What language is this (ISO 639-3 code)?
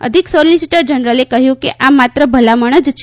guj